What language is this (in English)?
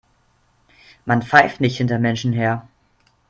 German